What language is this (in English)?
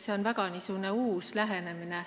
Estonian